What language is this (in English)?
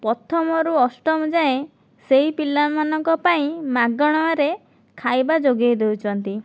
Odia